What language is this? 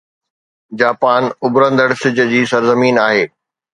Sindhi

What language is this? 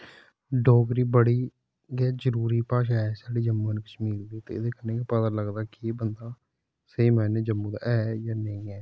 Dogri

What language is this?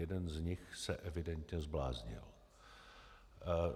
Czech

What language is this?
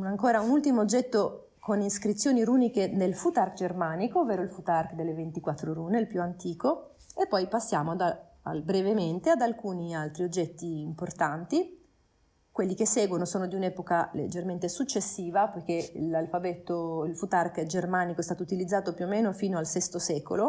Italian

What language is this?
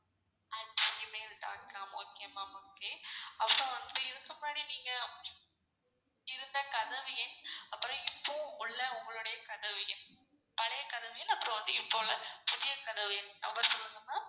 Tamil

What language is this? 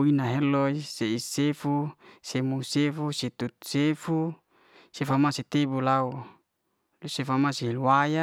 Liana-Seti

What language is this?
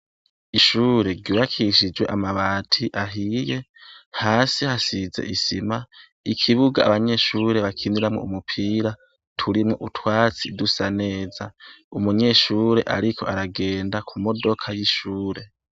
Rundi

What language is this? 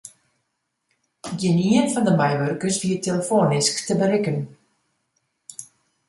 Western Frisian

